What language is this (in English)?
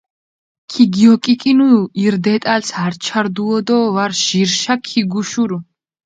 Mingrelian